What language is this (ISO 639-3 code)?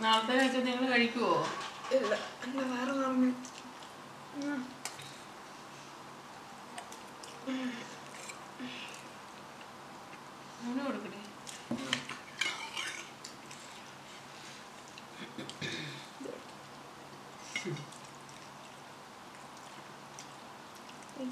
mal